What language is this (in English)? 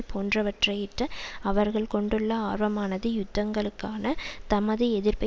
Tamil